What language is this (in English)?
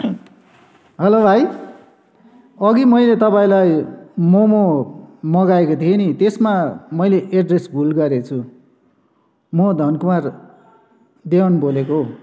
Nepali